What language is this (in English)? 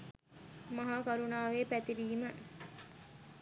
Sinhala